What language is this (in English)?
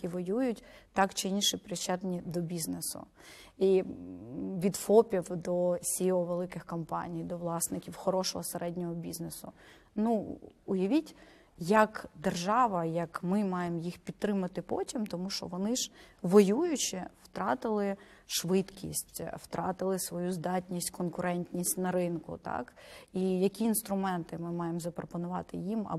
Ukrainian